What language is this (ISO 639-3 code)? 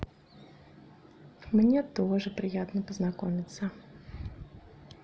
rus